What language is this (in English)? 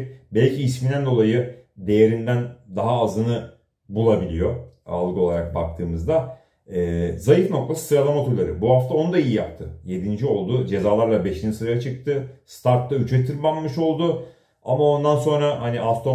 Turkish